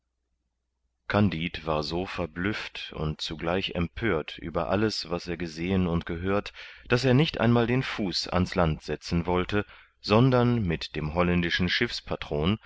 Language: German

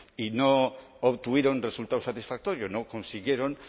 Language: Spanish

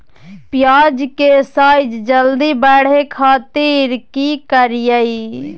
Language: Magahi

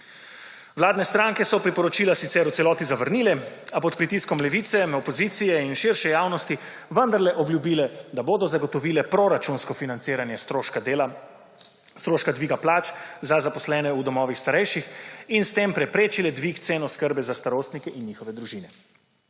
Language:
Slovenian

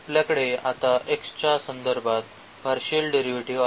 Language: Marathi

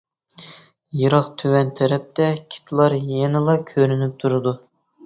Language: Uyghur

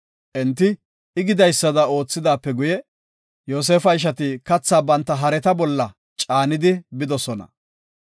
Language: Gofa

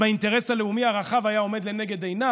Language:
Hebrew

